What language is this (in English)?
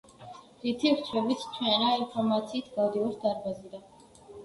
Georgian